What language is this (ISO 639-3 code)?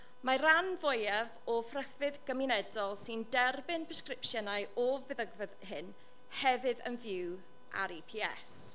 cym